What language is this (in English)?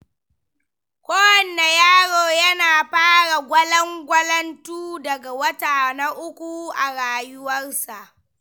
Hausa